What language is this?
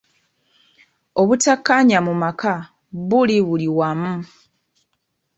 Ganda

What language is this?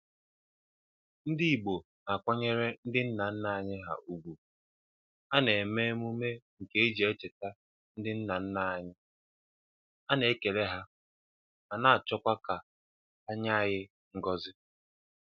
Igbo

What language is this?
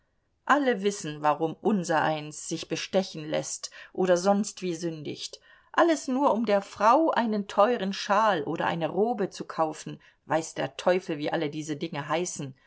German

